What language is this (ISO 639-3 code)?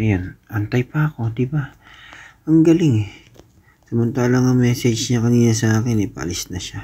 fil